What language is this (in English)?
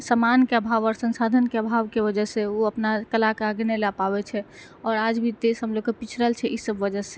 Maithili